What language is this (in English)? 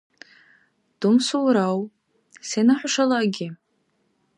Dargwa